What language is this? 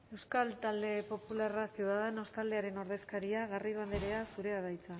Basque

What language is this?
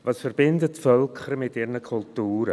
Swiss German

